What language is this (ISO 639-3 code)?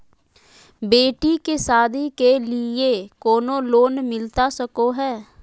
mag